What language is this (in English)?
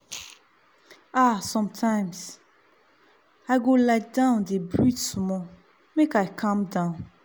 Nigerian Pidgin